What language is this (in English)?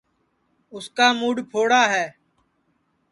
Sansi